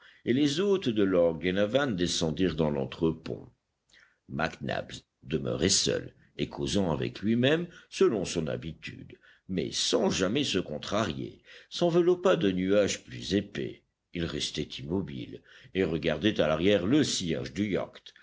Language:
French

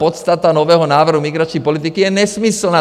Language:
Czech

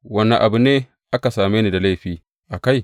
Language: Hausa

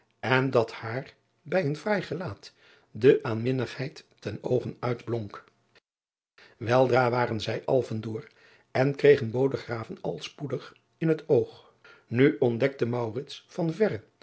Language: Dutch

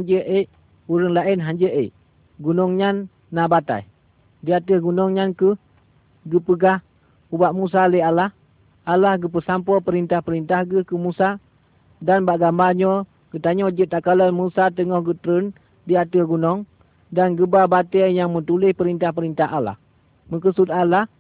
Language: Malay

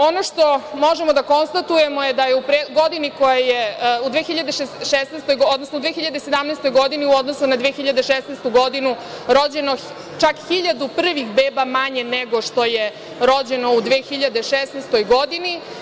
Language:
Serbian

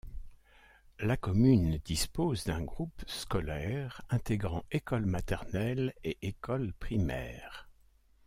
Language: French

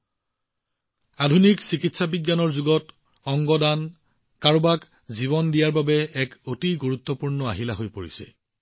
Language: Assamese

